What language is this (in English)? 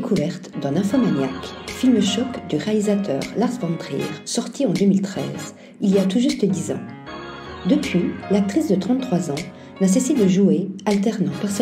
French